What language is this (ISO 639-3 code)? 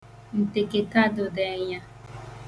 ibo